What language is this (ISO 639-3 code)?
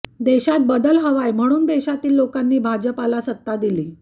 mar